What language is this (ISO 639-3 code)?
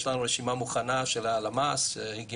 heb